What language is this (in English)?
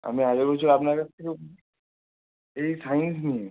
Bangla